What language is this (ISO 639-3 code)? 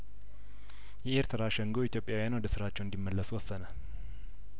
amh